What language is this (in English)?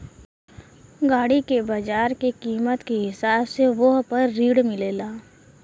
Bhojpuri